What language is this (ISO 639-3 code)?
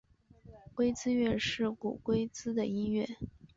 zho